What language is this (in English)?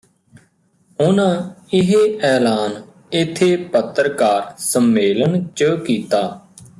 Punjabi